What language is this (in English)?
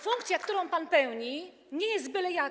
Polish